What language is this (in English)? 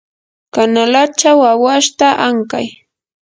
Yanahuanca Pasco Quechua